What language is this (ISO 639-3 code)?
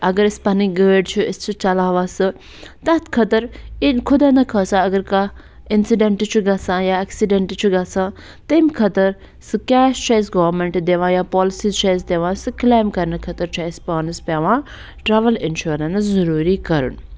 kas